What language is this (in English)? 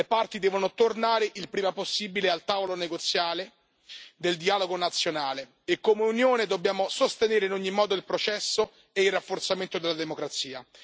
Italian